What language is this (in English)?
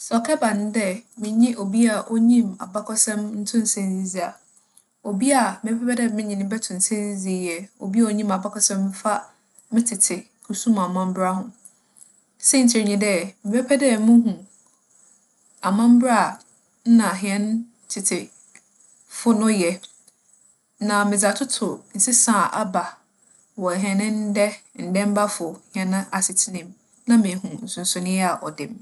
Akan